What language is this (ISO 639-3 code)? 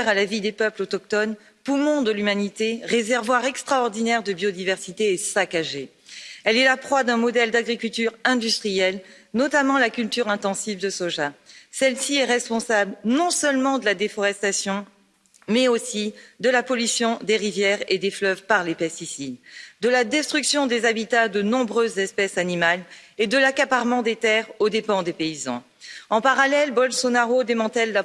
fra